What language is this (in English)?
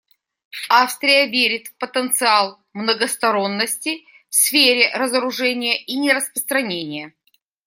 Russian